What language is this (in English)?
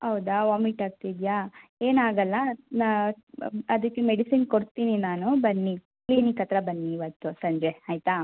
Kannada